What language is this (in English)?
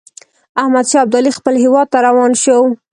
Pashto